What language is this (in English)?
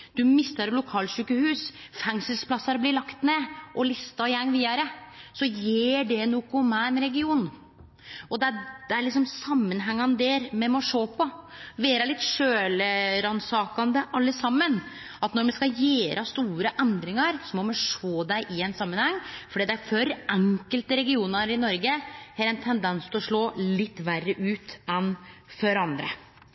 Norwegian Nynorsk